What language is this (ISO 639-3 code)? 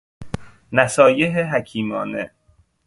fas